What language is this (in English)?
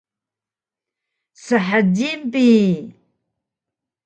Taroko